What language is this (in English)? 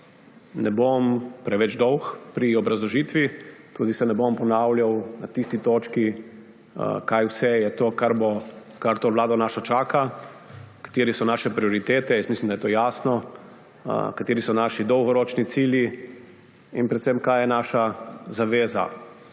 Slovenian